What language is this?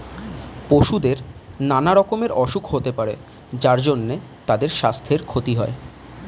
Bangla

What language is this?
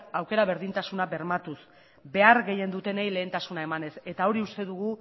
Basque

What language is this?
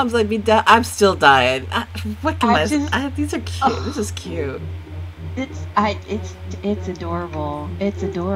English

